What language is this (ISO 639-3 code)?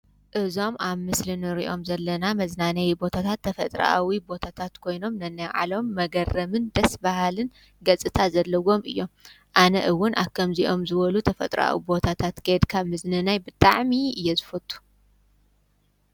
tir